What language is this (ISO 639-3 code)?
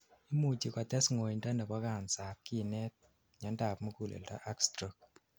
kln